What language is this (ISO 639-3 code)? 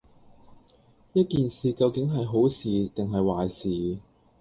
yue